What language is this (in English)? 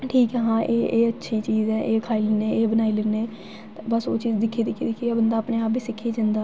Dogri